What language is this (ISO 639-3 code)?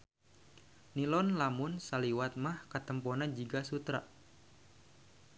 sun